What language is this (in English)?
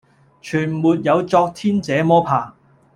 Cantonese